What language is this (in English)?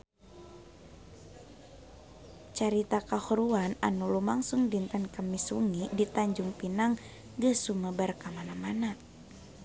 Sundanese